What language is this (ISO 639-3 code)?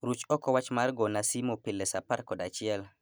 luo